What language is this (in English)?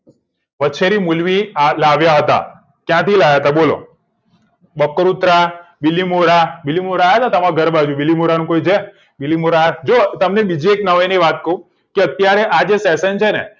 Gujarati